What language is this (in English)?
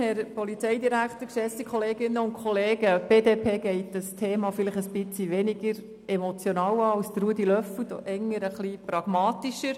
Swiss German